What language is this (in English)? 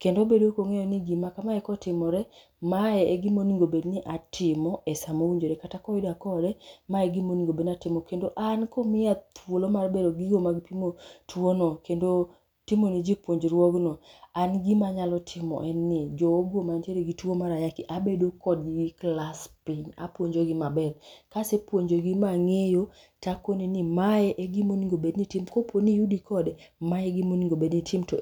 Luo (Kenya and Tanzania)